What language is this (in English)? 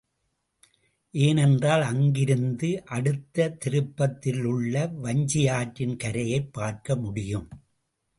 Tamil